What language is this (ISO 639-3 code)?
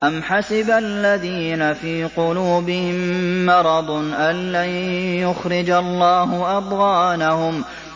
ara